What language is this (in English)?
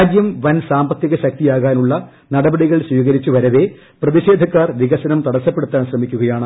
Malayalam